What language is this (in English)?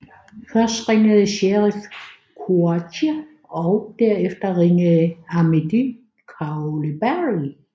Danish